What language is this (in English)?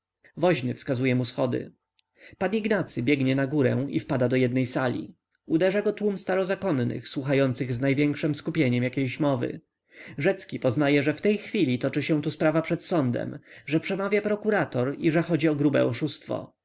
Polish